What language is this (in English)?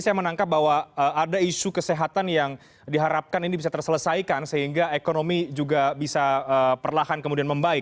Indonesian